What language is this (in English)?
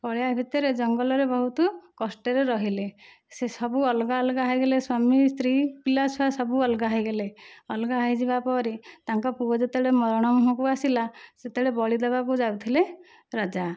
Odia